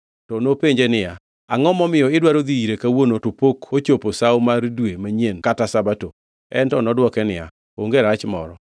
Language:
Luo (Kenya and Tanzania)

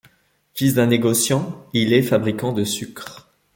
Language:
French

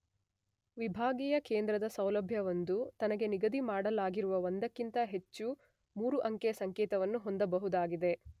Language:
Kannada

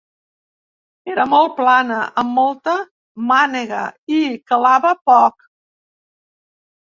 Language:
Catalan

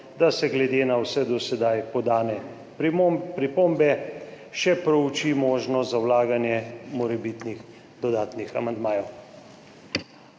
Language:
Slovenian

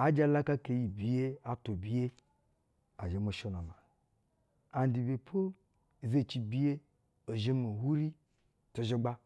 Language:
Basa (Nigeria)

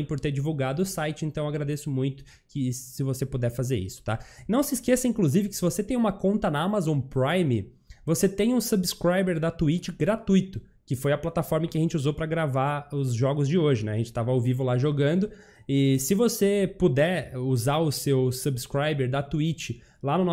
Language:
Portuguese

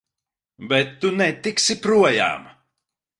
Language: Latvian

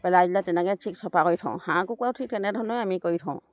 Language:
Assamese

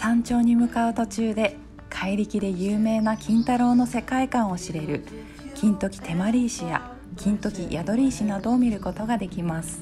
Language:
Japanese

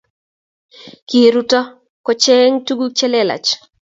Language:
Kalenjin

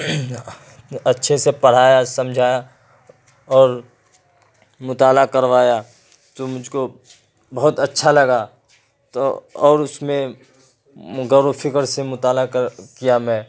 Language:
Urdu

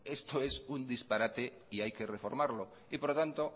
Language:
Spanish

